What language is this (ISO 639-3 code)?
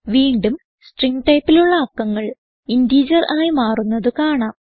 mal